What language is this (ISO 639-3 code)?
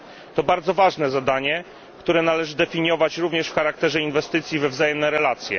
pol